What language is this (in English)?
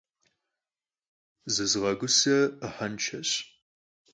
Kabardian